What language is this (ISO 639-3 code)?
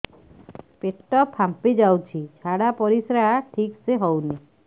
ori